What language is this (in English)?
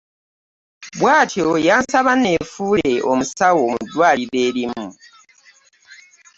Ganda